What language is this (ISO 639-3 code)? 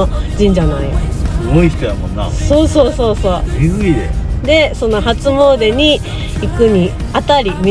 jpn